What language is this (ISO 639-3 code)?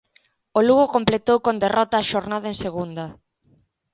glg